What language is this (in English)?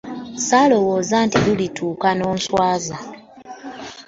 Ganda